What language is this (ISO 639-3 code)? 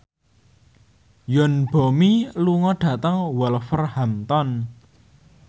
jav